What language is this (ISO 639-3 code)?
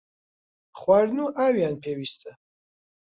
ckb